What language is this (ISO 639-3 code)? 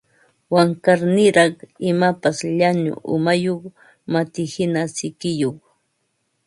qva